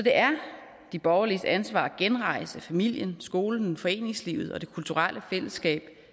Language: Danish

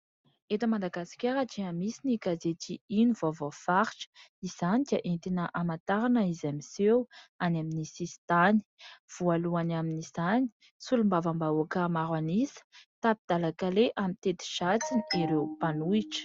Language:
Malagasy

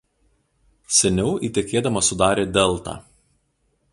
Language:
Lithuanian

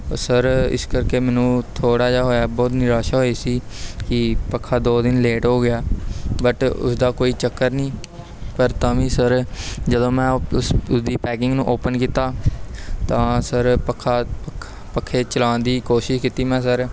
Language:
Punjabi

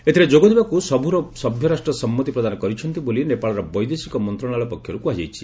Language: Odia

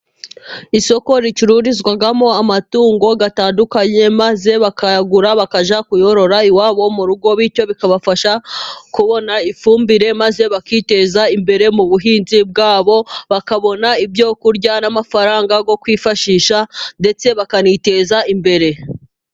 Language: Kinyarwanda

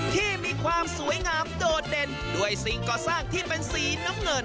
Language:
Thai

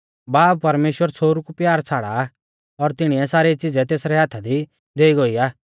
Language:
Mahasu Pahari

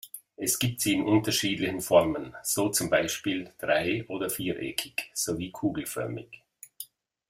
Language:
German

